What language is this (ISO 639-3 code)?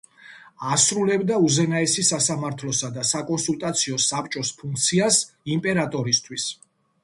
kat